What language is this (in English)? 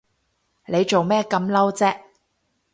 Cantonese